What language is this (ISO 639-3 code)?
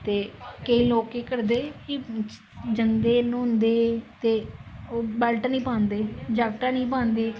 doi